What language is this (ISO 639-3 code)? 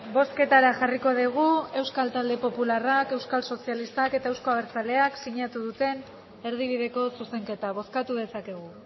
eus